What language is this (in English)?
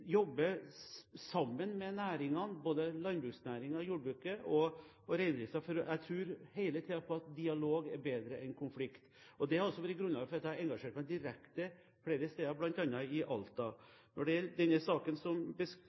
Norwegian Bokmål